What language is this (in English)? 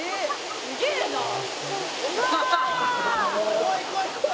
Japanese